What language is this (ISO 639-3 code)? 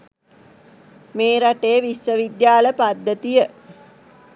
sin